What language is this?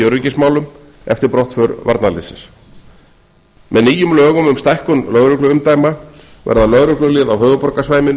Icelandic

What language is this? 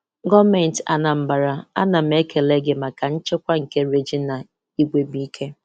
Igbo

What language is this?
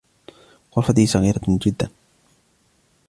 Arabic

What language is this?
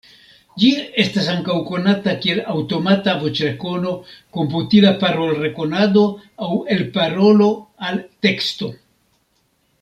Esperanto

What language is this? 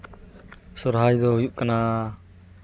Santali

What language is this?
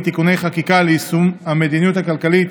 Hebrew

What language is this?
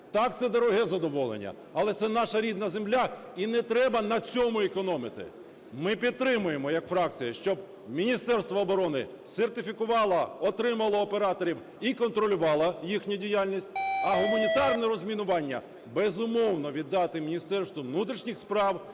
Ukrainian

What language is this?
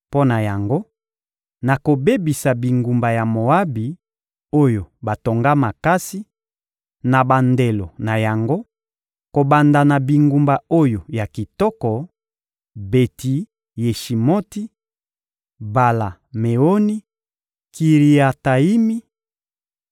Lingala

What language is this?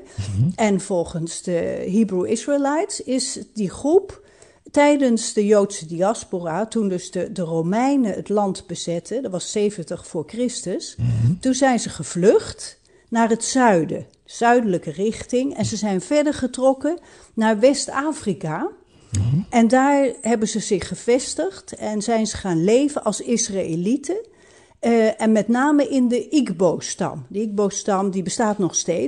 Dutch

